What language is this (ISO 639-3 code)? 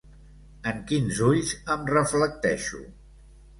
cat